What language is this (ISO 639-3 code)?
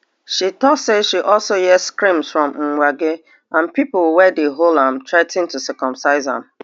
pcm